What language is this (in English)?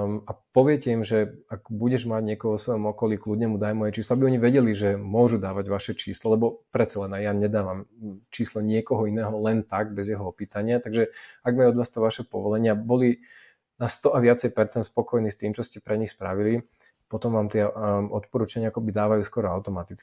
Slovak